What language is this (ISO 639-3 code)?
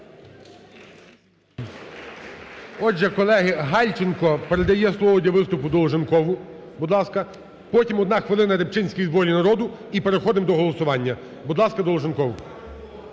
ukr